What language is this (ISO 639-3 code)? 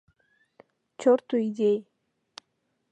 chm